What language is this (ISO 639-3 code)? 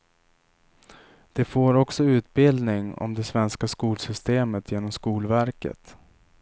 swe